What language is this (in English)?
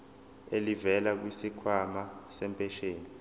Zulu